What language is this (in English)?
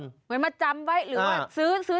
Thai